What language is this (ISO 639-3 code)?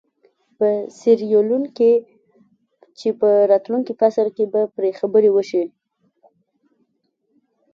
pus